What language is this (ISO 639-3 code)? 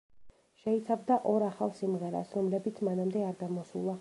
kat